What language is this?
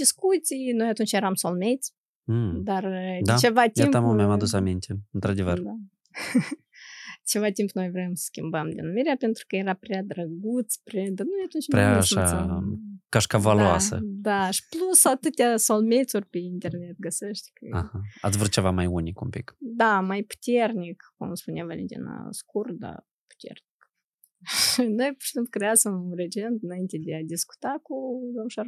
Romanian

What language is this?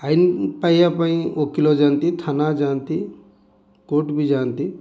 Odia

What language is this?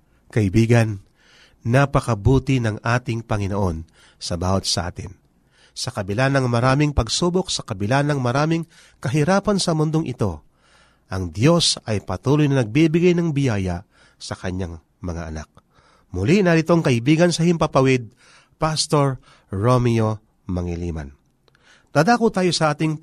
Filipino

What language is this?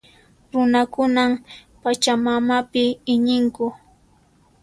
Puno Quechua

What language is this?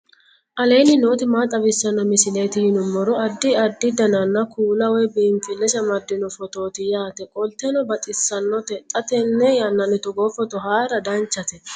Sidamo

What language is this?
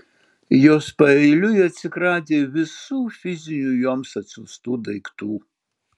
Lithuanian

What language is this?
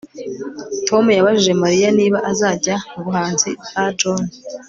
Kinyarwanda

